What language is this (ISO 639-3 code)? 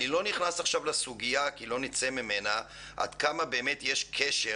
heb